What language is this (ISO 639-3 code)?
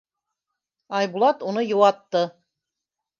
bak